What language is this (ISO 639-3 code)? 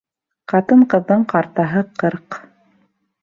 bak